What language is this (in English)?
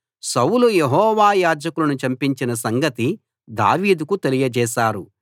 Telugu